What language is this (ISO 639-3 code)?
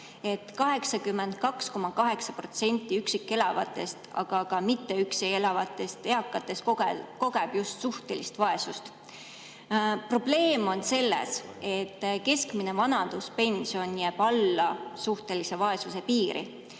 est